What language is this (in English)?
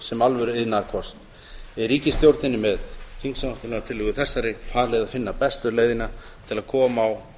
Icelandic